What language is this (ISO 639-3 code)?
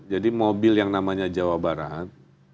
ind